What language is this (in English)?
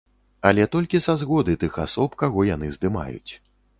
Belarusian